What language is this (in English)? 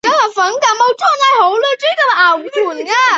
Chinese